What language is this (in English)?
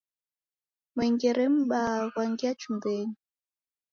Taita